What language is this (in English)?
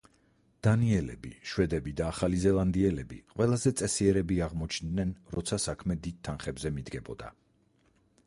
Georgian